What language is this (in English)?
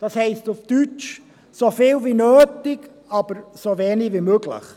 Swiss German